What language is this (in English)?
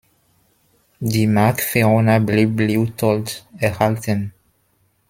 German